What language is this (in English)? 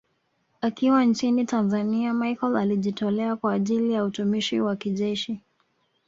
Swahili